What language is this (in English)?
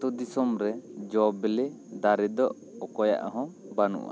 Santali